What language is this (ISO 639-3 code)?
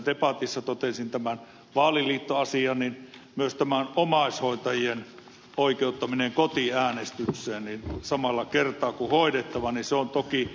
fin